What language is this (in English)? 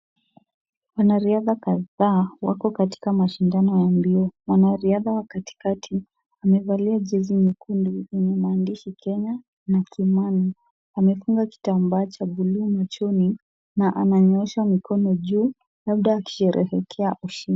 Swahili